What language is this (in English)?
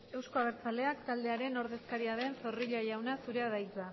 Basque